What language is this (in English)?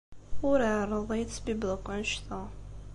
Kabyle